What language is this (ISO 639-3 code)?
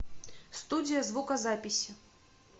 rus